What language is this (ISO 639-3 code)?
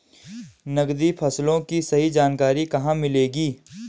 hin